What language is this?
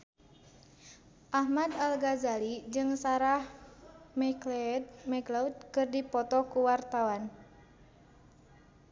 Sundanese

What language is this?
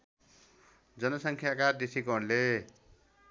Nepali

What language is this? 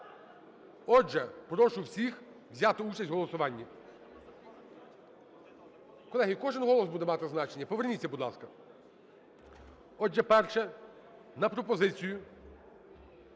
Ukrainian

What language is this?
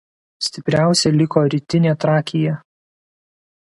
Lithuanian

